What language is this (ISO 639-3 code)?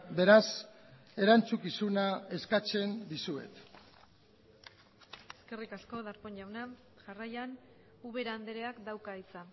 eus